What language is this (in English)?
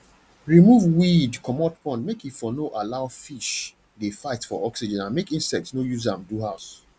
Nigerian Pidgin